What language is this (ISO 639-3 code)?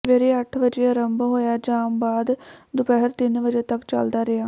pan